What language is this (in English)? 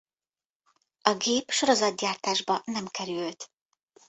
Hungarian